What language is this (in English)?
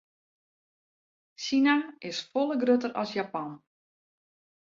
Western Frisian